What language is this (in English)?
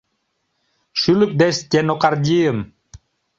Mari